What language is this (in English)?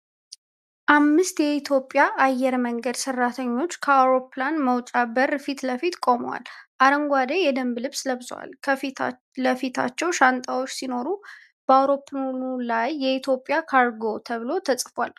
Amharic